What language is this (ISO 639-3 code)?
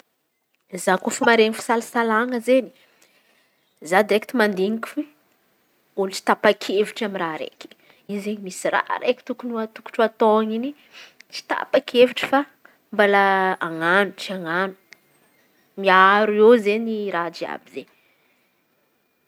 xmv